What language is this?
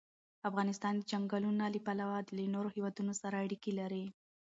Pashto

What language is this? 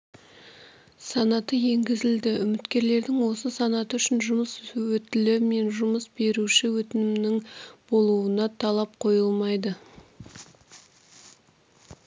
Kazakh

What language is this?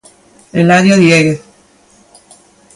Galician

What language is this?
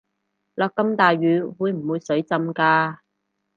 Cantonese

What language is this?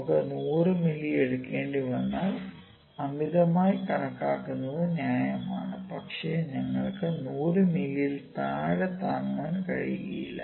Malayalam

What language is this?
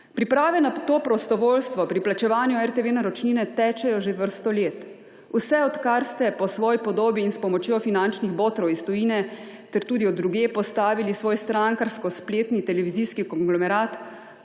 Slovenian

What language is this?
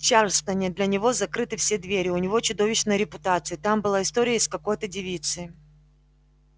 Russian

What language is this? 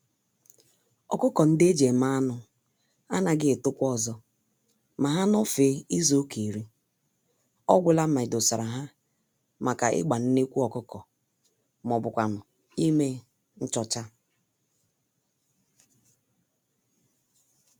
Igbo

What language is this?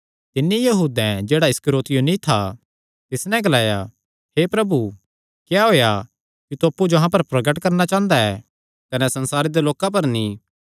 Kangri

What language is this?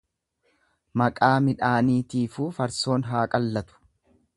Oromo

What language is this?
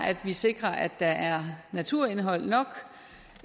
Danish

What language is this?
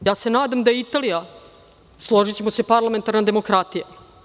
Serbian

